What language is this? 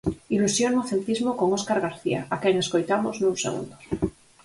Galician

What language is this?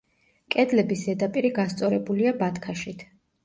Georgian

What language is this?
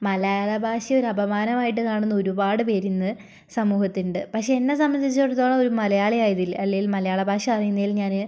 Malayalam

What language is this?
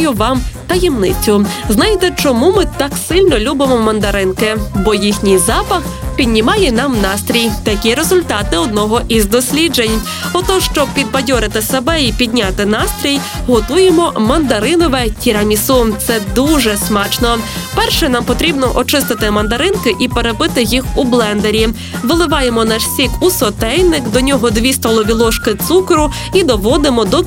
Ukrainian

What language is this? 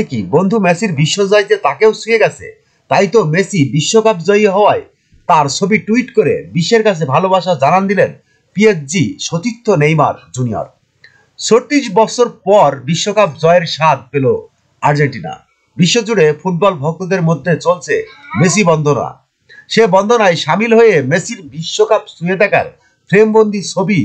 Turkish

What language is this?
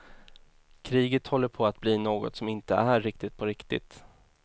Swedish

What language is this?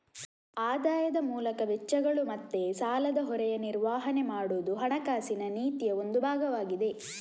Kannada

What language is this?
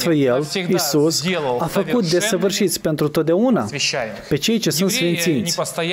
Romanian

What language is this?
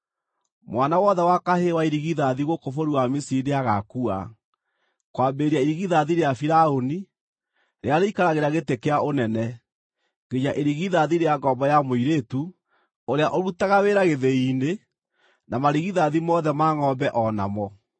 Kikuyu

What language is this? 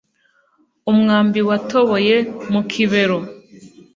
Kinyarwanda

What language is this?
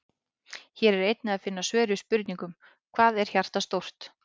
Icelandic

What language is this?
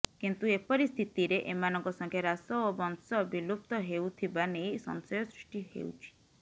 Odia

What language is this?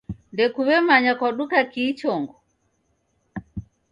Taita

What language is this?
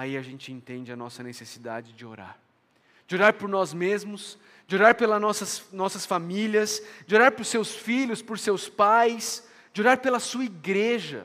Portuguese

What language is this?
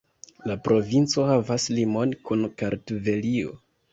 Esperanto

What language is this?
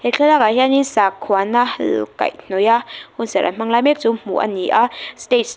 Mizo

